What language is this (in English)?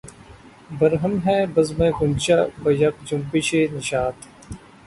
Urdu